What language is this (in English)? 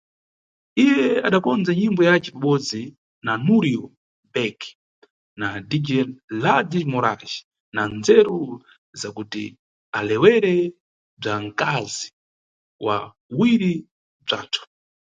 Nyungwe